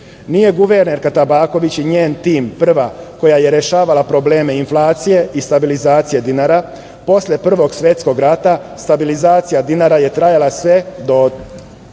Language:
Serbian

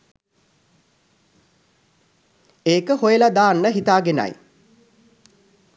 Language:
Sinhala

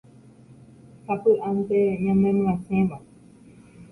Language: Guarani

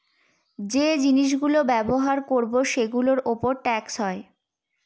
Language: Bangla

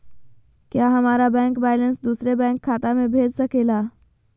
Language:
Magahi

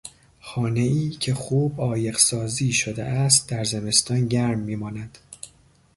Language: Persian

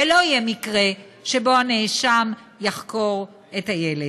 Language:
Hebrew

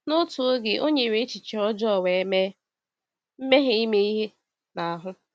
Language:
Igbo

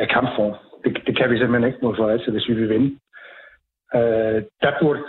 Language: Danish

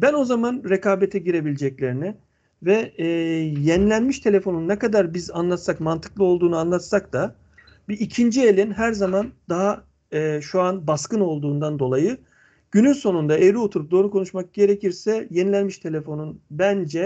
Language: Turkish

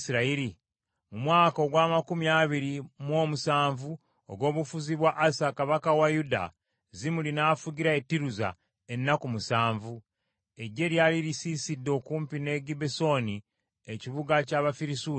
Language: Ganda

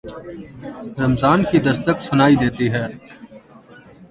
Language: Urdu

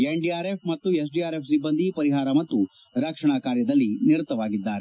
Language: Kannada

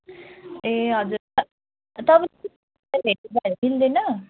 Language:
Nepali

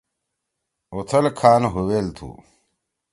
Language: Torwali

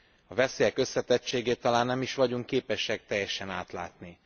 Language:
Hungarian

